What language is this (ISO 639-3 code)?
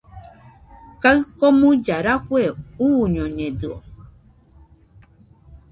hux